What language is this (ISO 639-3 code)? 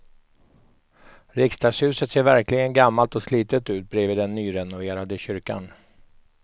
swe